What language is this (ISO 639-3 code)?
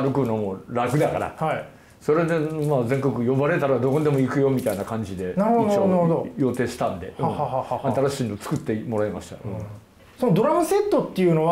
jpn